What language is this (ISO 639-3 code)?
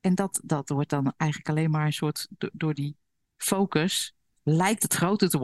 nld